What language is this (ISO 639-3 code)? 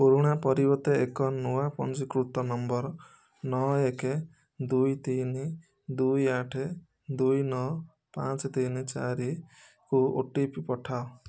ori